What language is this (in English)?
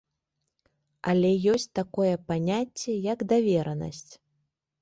Belarusian